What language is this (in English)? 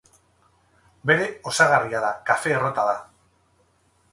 Basque